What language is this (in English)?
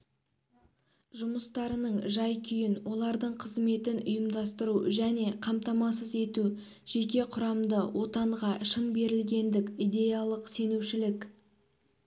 Kazakh